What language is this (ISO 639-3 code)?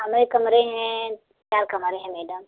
hin